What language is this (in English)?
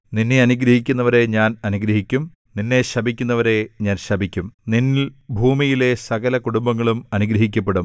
Malayalam